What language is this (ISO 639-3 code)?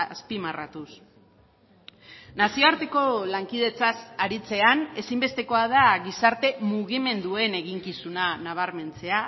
eus